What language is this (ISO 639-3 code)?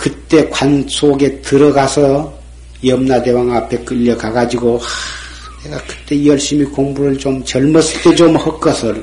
kor